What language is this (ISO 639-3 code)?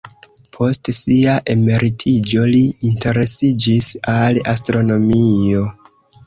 epo